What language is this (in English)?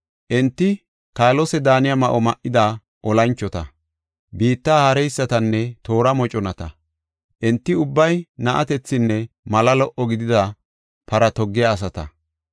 Gofa